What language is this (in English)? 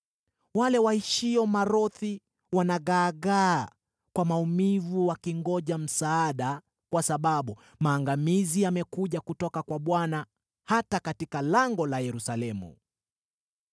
Swahili